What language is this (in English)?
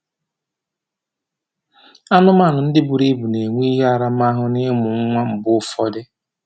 Igbo